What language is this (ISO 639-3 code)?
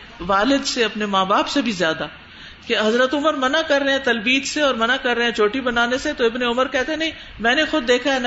urd